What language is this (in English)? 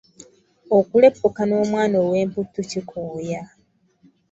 Ganda